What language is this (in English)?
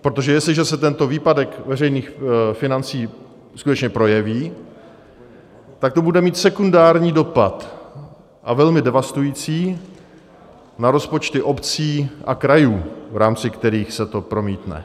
Czech